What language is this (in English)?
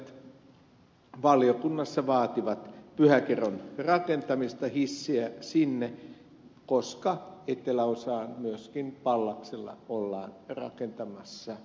Finnish